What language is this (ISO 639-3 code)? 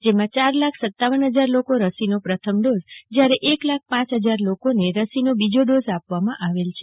guj